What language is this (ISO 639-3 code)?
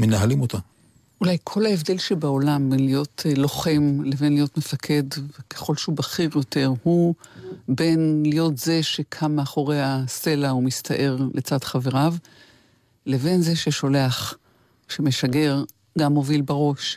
heb